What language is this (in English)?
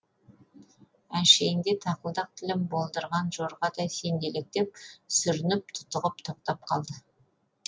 Kazakh